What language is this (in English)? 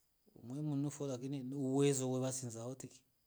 Rombo